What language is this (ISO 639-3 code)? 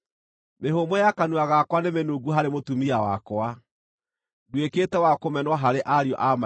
kik